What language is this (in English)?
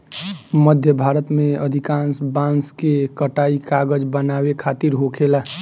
Bhojpuri